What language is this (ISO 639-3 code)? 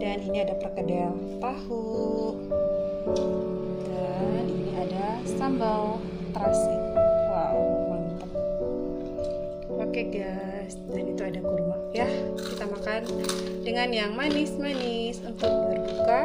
ind